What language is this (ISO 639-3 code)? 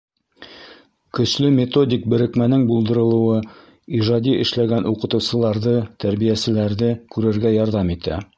bak